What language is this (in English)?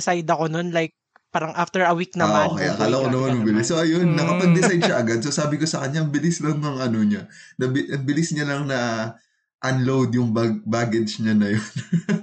Filipino